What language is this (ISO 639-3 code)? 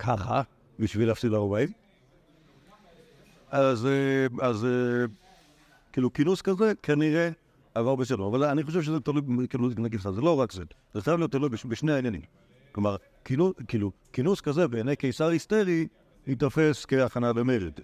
heb